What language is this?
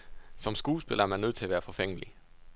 Danish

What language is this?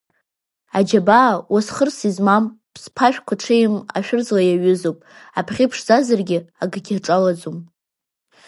Abkhazian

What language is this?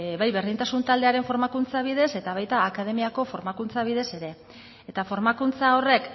Basque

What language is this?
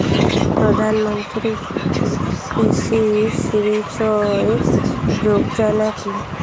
Bangla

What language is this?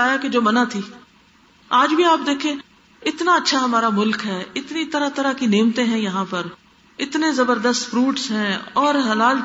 Urdu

